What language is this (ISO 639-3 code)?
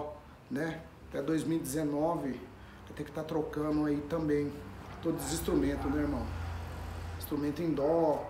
por